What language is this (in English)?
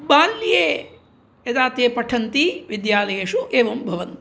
Sanskrit